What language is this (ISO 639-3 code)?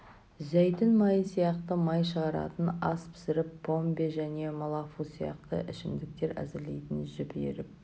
kaz